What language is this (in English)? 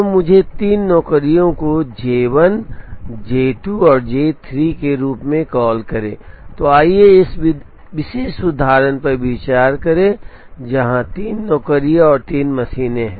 Hindi